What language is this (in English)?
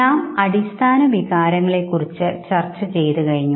Malayalam